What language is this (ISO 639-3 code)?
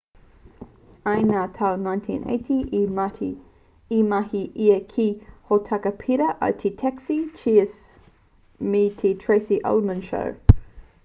mri